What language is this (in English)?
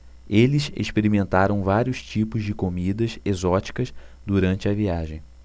Portuguese